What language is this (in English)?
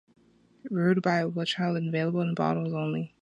English